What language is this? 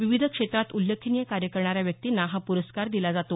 Marathi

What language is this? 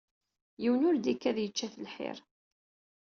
Kabyle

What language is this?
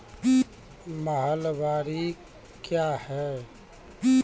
Maithili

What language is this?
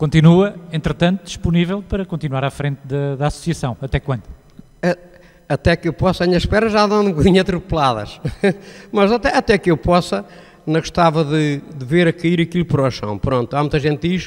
Portuguese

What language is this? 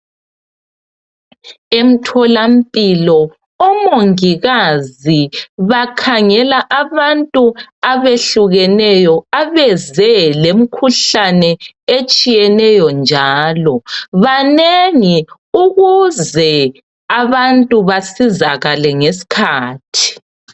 North Ndebele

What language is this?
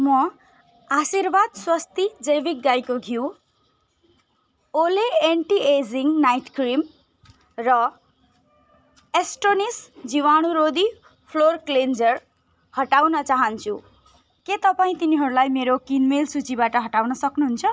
Nepali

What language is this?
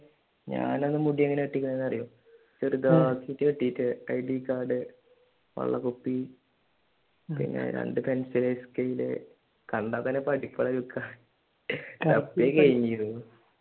Malayalam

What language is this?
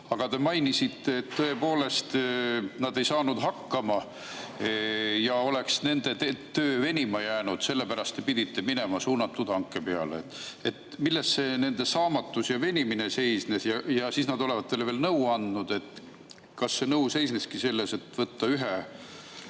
Estonian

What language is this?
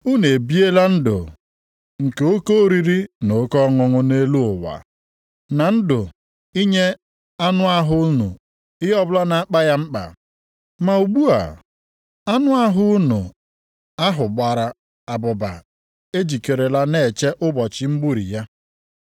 Igbo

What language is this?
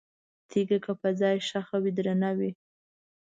Pashto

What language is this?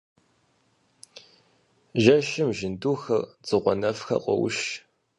Kabardian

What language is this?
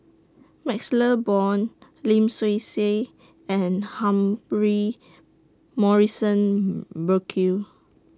English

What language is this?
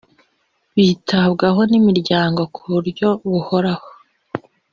Kinyarwanda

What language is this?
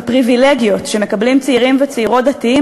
Hebrew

